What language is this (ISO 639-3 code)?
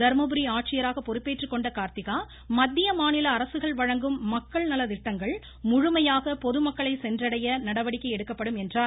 tam